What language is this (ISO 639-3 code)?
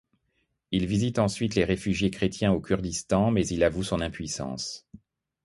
fra